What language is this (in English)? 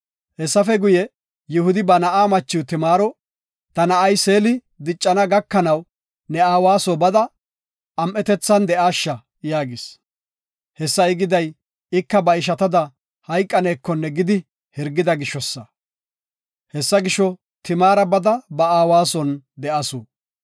Gofa